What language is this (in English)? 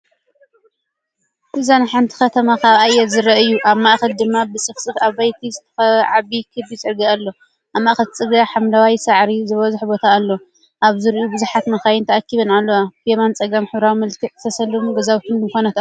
Tigrinya